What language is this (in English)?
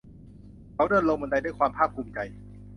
Thai